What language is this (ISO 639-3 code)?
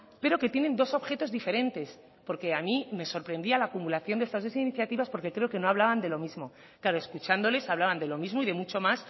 spa